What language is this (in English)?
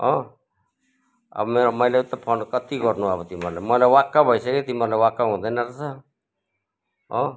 Nepali